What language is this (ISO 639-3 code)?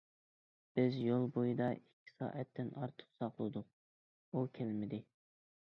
uig